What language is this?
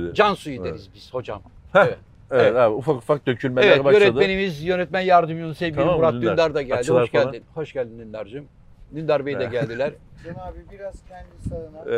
Turkish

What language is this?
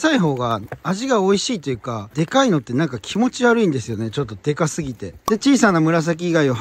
Japanese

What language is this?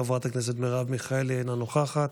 Hebrew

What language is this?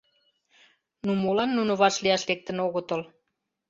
Mari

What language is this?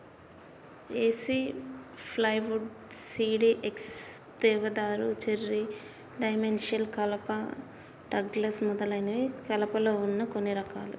Telugu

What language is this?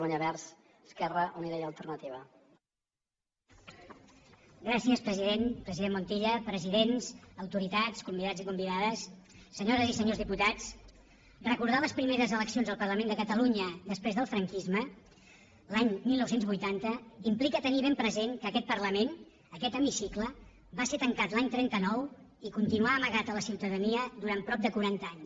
Catalan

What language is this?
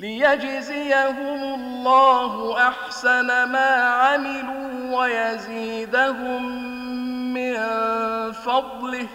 Arabic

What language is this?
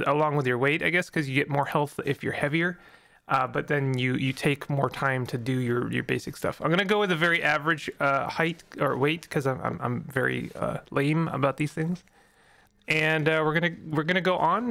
English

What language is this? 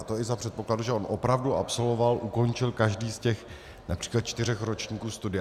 Czech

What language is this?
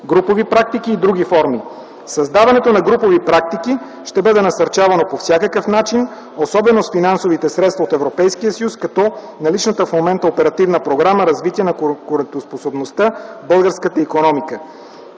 Bulgarian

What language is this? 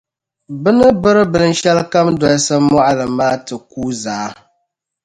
Dagbani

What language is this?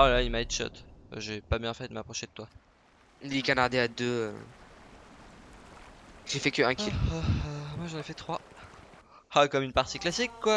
French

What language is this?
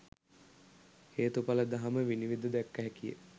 Sinhala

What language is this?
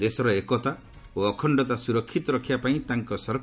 Odia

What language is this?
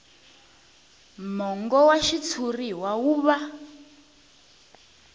Tsonga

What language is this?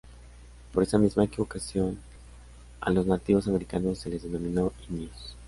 Spanish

